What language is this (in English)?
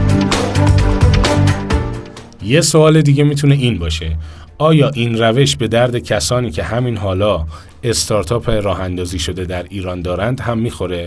Persian